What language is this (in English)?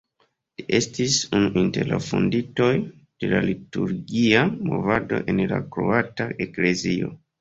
Esperanto